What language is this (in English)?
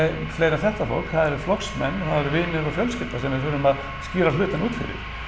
Icelandic